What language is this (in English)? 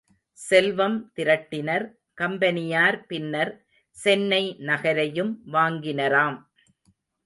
Tamil